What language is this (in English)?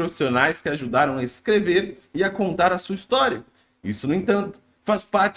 Portuguese